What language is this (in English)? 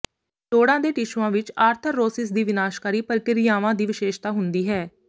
Punjabi